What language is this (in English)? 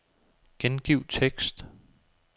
Danish